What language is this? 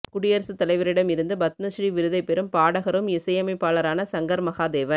Tamil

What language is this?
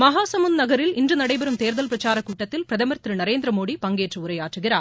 Tamil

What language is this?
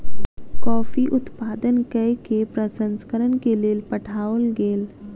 Maithili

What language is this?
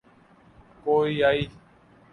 Urdu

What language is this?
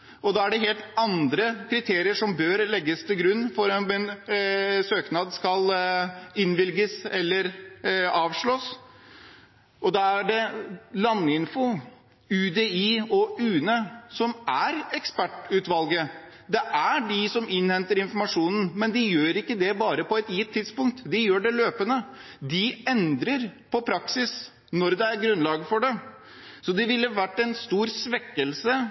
Norwegian Bokmål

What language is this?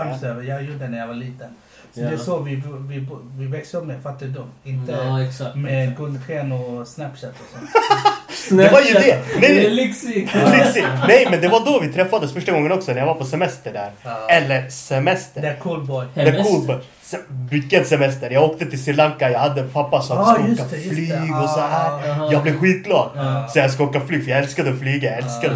Swedish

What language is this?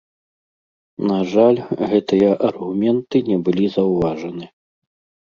Belarusian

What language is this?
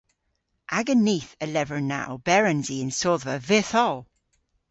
Cornish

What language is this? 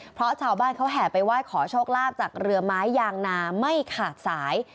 Thai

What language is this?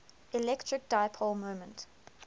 English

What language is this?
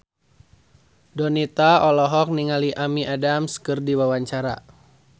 Sundanese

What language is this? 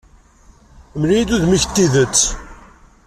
Kabyle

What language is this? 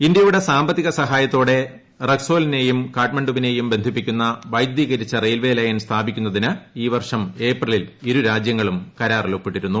Malayalam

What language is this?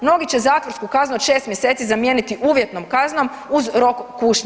Croatian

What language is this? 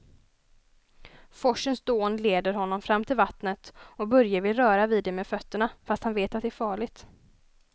Swedish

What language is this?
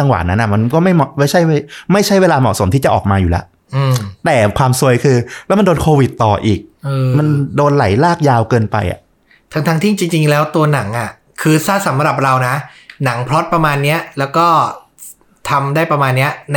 Thai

